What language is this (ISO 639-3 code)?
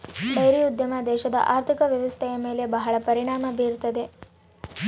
kan